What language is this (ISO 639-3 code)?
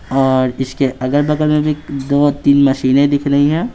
hin